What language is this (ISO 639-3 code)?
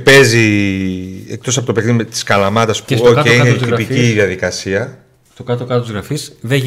ell